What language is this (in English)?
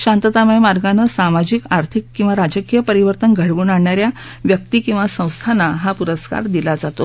Marathi